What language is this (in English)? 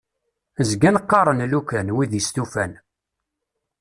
Kabyle